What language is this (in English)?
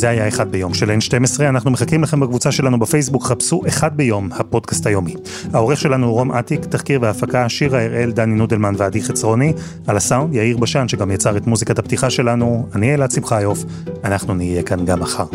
Hebrew